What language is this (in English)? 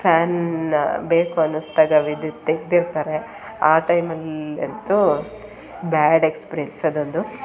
Kannada